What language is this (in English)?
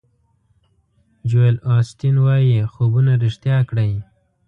Pashto